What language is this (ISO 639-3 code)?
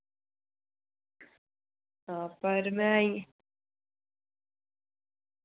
doi